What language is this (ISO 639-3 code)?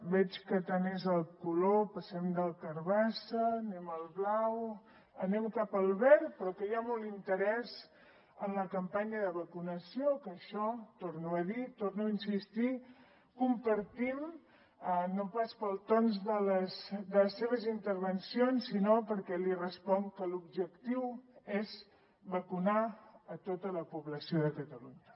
cat